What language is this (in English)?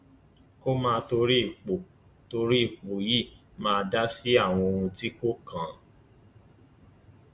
Yoruba